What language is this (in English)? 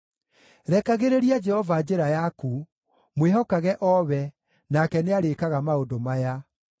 Kikuyu